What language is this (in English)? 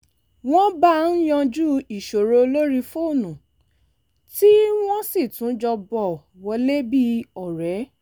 Yoruba